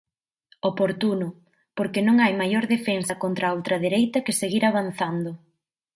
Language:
Galician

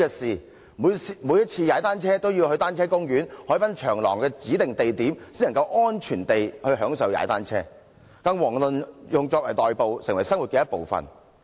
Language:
Cantonese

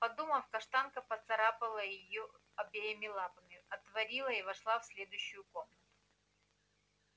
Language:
Russian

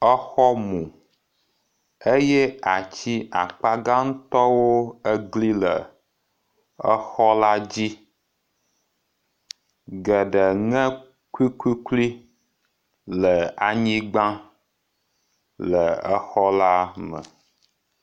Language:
Ewe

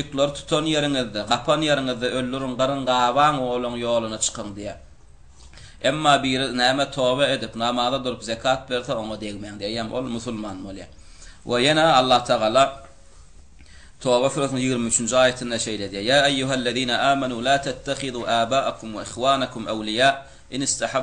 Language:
Arabic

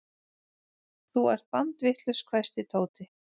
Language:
Icelandic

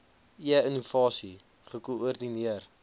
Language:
Afrikaans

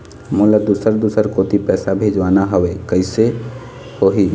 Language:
Chhattisgarhi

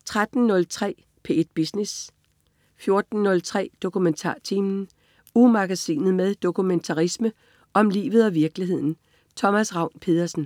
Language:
Danish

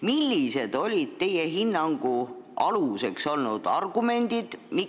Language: Estonian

